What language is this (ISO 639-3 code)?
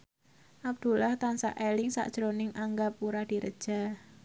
jav